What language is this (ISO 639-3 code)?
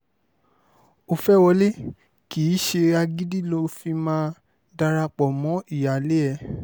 yor